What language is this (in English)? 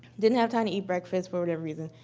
English